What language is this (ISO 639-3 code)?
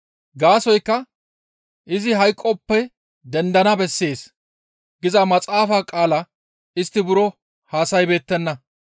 gmv